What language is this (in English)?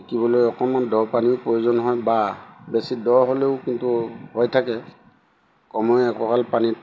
Assamese